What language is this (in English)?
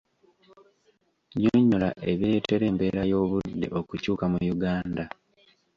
Ganda